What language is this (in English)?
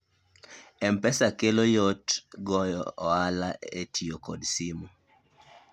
Luo (Kenya and Tanzania)